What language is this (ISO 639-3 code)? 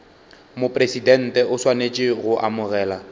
nso